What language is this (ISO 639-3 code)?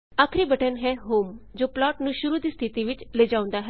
pan